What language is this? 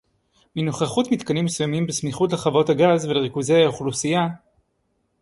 Hebrew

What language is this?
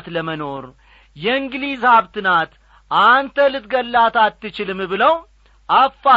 Amharic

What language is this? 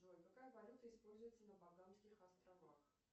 Russian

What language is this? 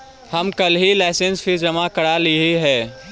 Magahi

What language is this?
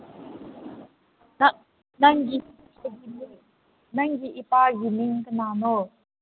Manipuri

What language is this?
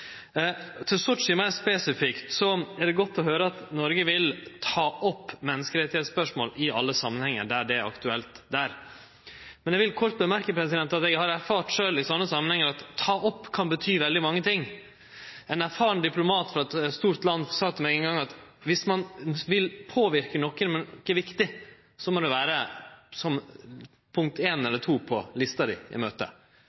Norwegian Nynorsk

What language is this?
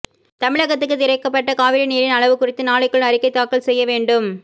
Tamil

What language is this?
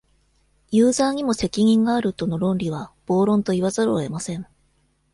Japanese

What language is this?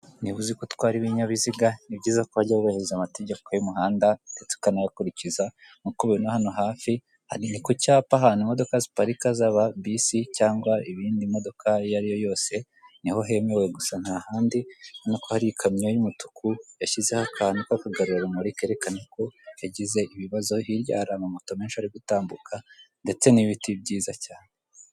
Kinyarwanda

